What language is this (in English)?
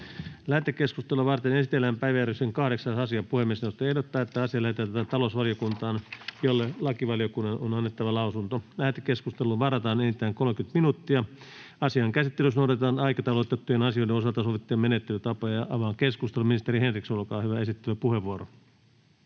Finnish